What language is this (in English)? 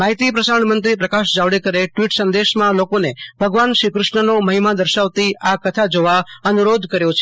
Gujarati